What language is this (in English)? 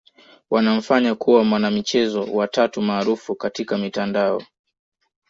Swahili